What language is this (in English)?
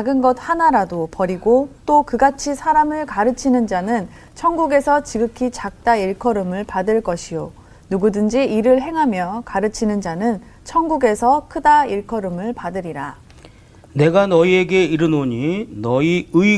Korean